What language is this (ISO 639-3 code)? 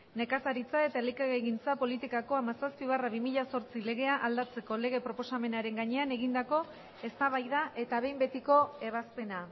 eus